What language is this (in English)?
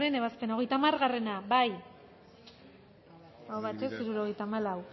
Basque